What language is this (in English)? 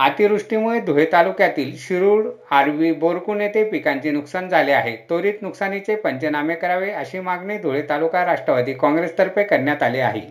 Marathi